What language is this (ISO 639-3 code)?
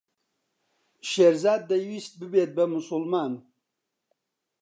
ckb